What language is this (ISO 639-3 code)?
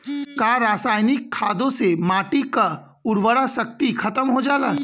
bho